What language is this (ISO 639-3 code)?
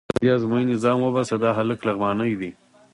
pus